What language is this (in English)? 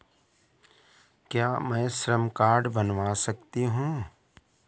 Hindi